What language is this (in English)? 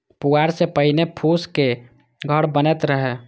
Maithili